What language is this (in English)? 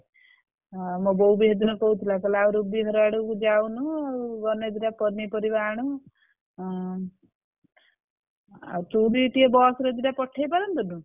Odia